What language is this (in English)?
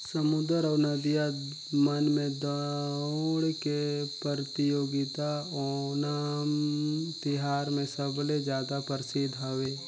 Chhattisgarhi